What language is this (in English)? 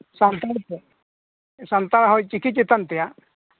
Santali